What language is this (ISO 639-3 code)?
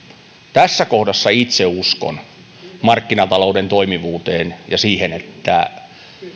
fin